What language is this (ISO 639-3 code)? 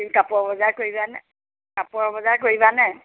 asm